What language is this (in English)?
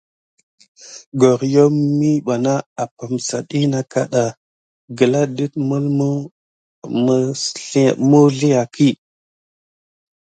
Gidar